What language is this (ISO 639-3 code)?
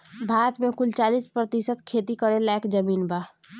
bho